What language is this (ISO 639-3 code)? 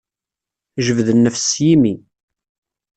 kab